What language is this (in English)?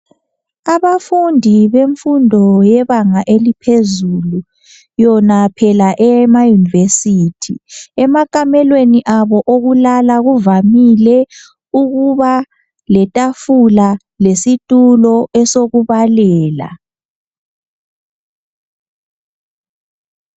North Ndebele